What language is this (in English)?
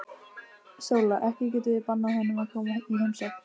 Icelandic